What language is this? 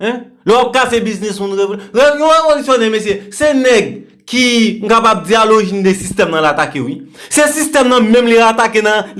French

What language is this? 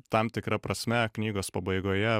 Lithuanian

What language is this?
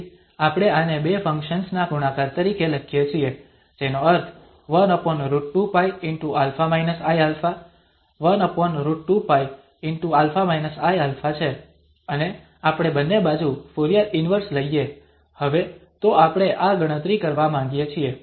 Gujarati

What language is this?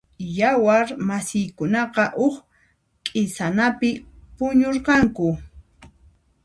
Puno Quechua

